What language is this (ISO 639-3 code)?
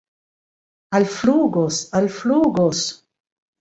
epo